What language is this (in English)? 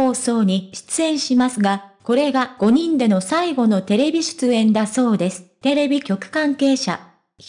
Japanese